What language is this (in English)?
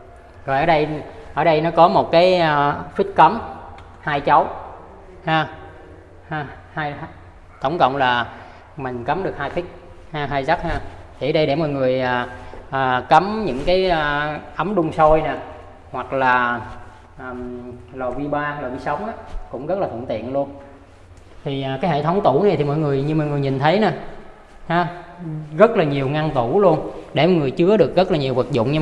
Vietnamese